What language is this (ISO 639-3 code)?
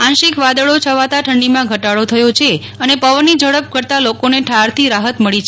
guj